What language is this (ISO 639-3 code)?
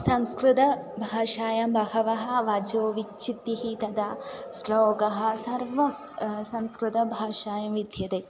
san